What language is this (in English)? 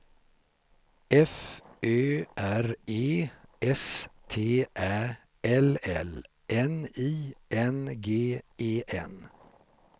Swedish